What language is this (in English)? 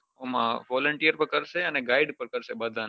Gujarati